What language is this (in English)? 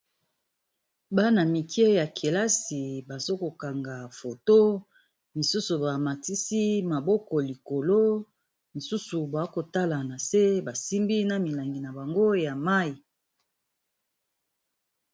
Lingala